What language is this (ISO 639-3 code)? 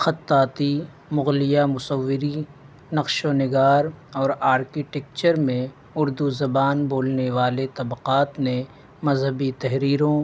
urd